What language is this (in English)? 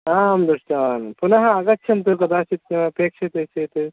Sanskrit